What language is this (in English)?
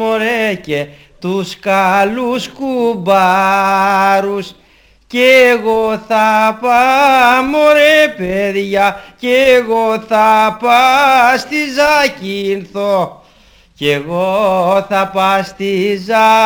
Greek